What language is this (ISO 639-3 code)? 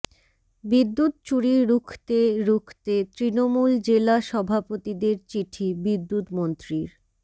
ben